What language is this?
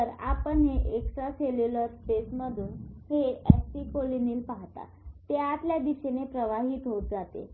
Marathi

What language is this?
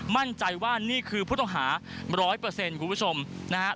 Thai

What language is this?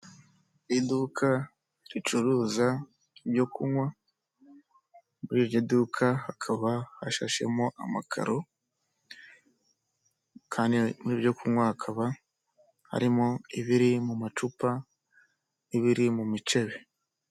Kinyarwanda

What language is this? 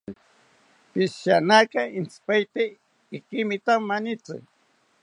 South Ucayali Ashéninka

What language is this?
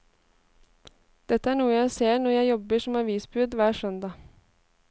Norwegian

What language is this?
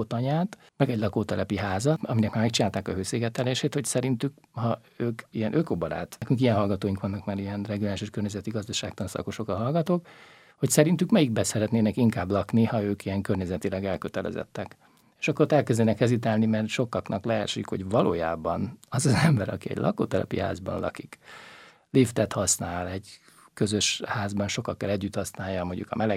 Hungarian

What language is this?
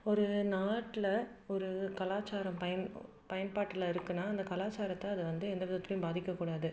Tamil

